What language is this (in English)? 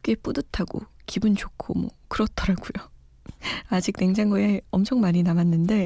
Korean